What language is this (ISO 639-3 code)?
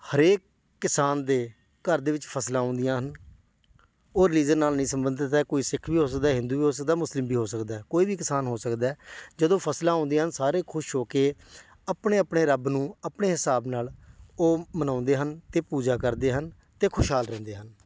pan